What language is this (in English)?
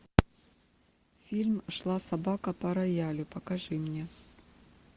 Russian